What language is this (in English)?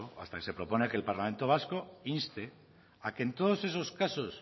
Spanish